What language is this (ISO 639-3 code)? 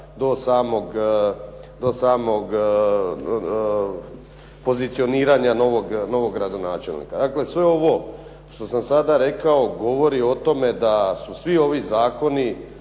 hrv